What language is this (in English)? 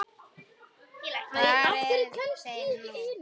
Icelandic